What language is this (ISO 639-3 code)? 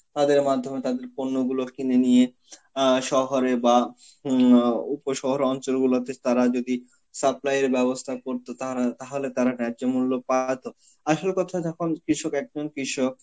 ben